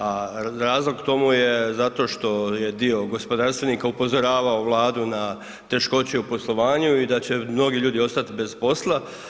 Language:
Croatian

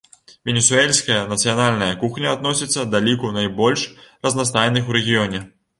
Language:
Belarusian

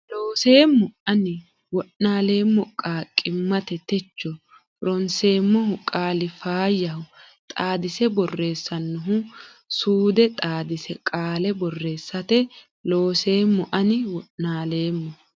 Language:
Sidamo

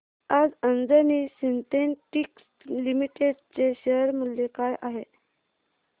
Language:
Marathi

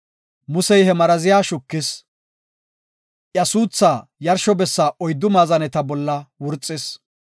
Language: Gofa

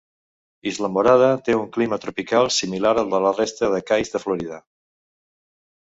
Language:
Catalan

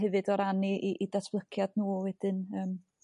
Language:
Welsh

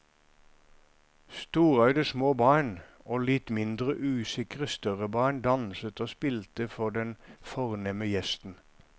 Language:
Norwegian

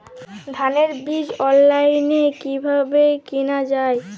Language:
Bangla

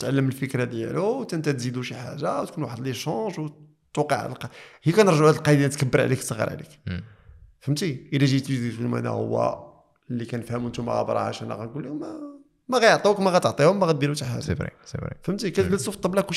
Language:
Arabic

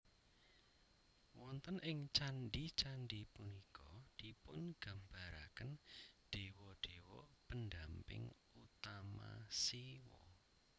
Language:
Javanese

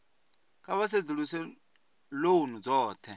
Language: Venda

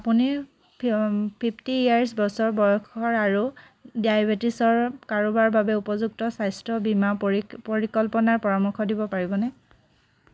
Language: Assamese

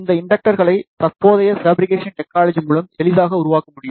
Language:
Tamil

